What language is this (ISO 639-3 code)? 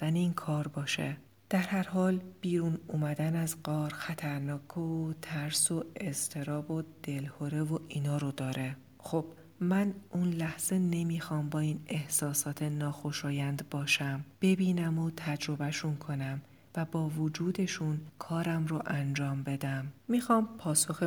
fas